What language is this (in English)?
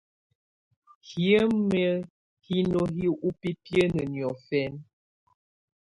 Tunen